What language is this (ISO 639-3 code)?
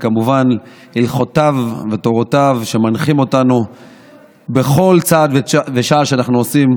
heb